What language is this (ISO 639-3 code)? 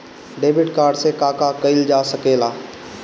bho